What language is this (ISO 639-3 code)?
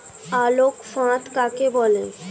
ben